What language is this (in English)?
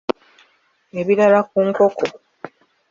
Ganda